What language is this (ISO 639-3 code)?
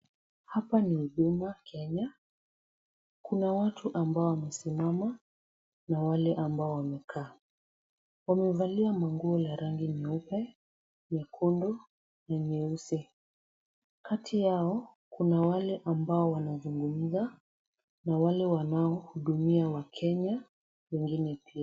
swa